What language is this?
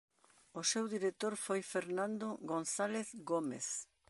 Galician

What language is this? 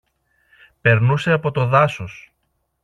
Greek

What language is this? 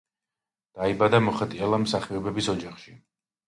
Georgian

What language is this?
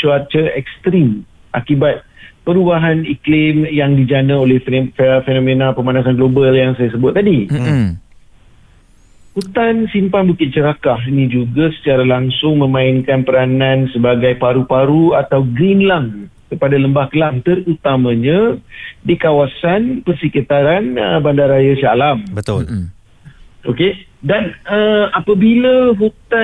Malay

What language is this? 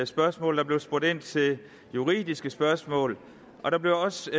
Danish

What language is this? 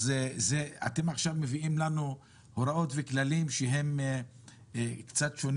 Hebrew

